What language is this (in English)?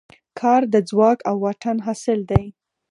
Pashto